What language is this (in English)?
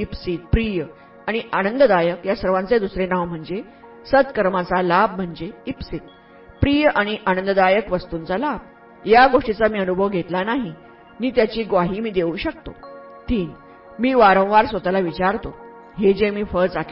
Marathi